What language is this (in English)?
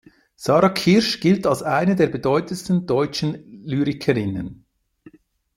German